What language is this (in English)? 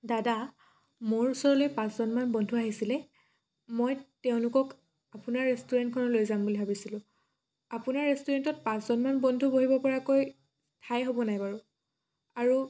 Assamese